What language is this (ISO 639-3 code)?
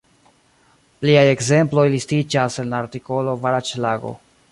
epo